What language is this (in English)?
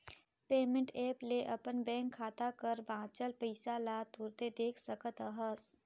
Chhattisgarhi